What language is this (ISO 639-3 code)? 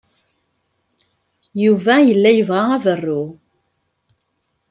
kab